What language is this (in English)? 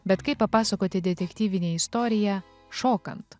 Lithuanian